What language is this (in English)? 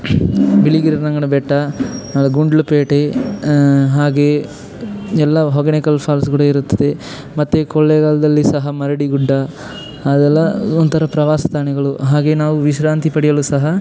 Kannada